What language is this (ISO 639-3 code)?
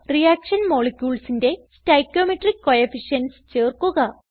mal